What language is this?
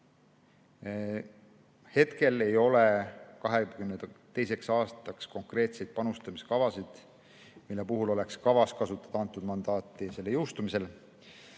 Estonian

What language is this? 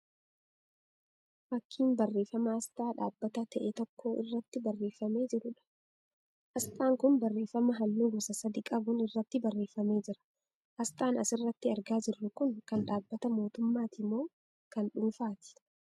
Oromo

